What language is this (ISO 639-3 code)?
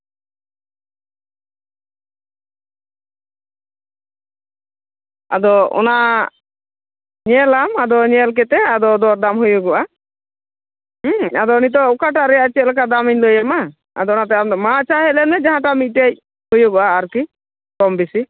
sat